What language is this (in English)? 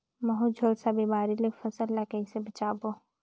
Chhattisgarhi